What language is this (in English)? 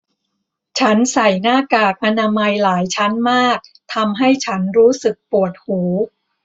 Thai